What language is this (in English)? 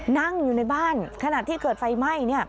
Thai